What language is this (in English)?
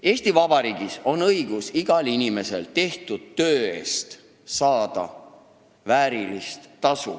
Estonian